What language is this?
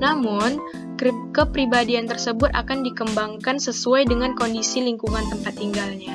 Indonesian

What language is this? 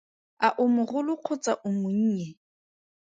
Tswana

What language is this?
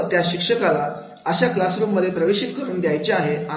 Marathi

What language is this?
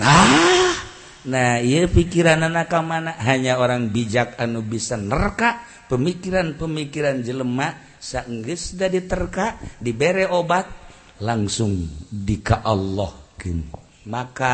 Indonesian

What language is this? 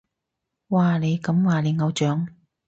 Cantonese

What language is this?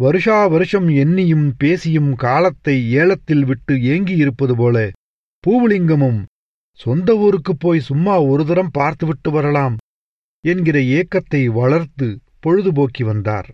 Tamil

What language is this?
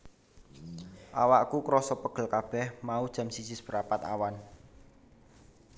Javanese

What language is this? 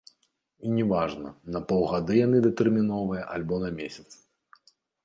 Belarusian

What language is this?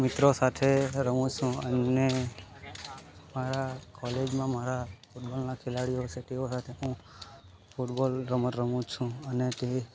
Gujarati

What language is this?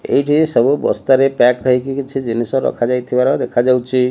Odia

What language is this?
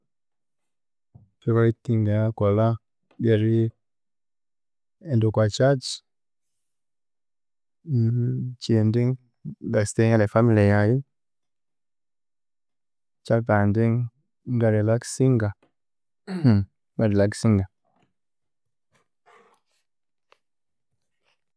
Konzo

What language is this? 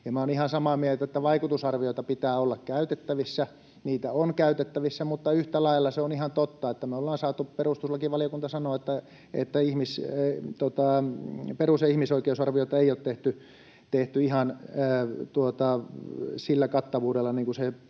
Finnish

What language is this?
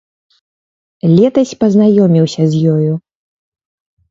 Belarusian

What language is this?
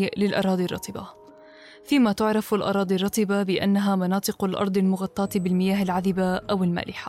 Arabic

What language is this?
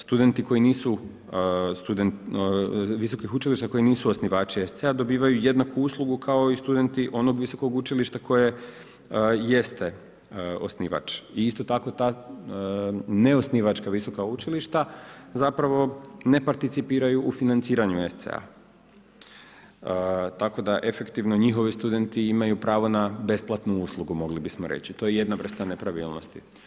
Croatian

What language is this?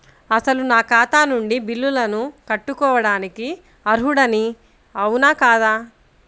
Telugu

